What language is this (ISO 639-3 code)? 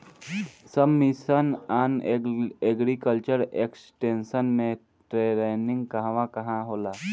bho